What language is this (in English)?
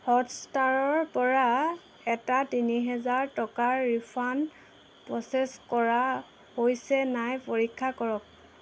Assamese